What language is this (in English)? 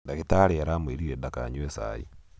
Kikuyu